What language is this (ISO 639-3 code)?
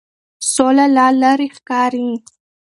pus